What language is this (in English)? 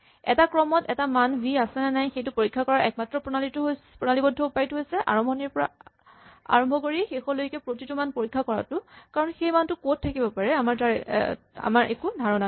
Assamese